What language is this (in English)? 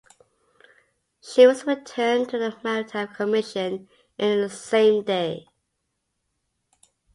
English